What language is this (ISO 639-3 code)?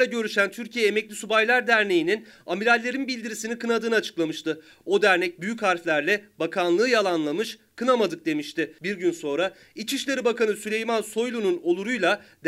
tur